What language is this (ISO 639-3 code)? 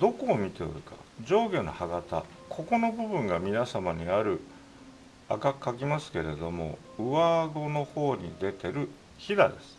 jpn